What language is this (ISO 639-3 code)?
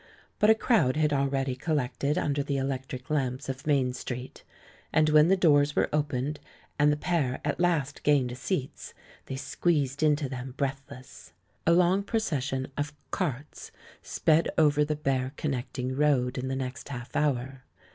eng